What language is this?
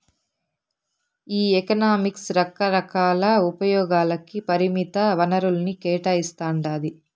Telugu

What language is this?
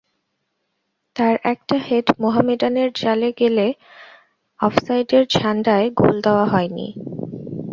Bangla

